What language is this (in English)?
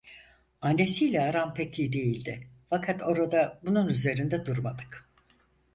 Turkish